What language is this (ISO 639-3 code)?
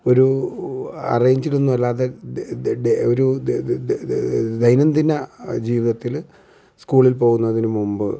mal